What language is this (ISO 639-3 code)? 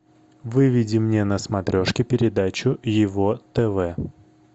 rus